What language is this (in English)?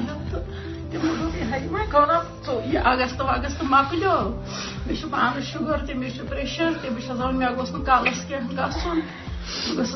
Urdu